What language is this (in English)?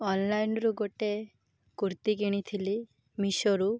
Odia